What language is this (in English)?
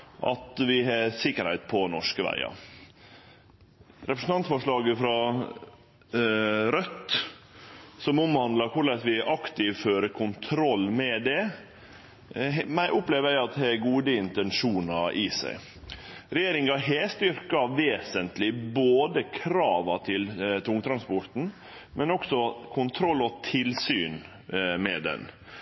Norwegian Nynorsk